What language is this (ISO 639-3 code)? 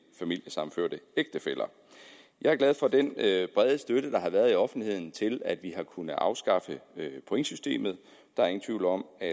dan